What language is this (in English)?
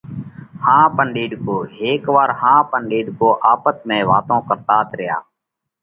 Parkari Koli